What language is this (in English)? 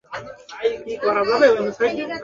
Bangla